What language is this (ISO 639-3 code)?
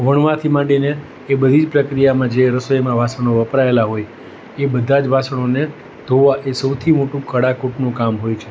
guj